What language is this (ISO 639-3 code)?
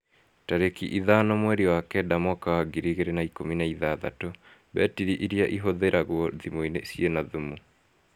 kik